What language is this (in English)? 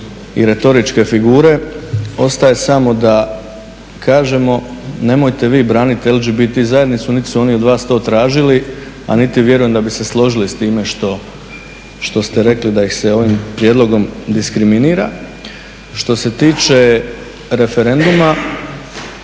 Croatian